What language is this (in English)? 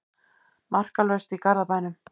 Icelandic